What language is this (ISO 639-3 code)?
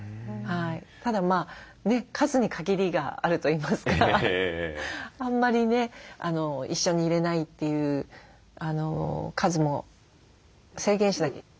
jpn